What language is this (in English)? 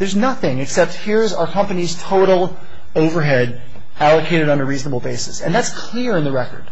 English